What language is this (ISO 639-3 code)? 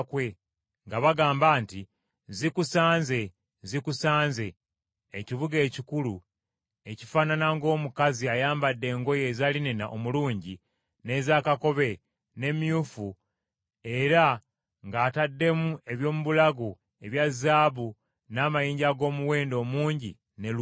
lug